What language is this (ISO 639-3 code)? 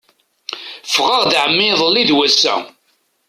kab